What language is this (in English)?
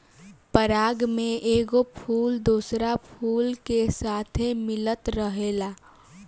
Bhojpuri